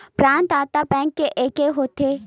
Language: Chhattisgarhi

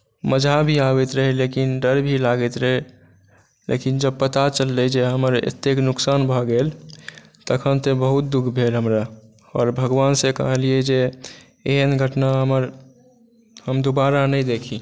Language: Maithili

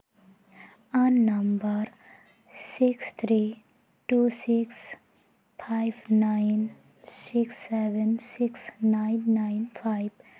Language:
Santali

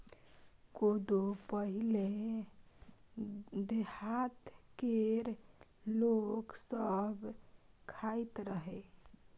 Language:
Maithili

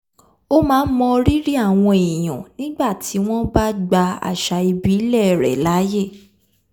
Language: Yoruba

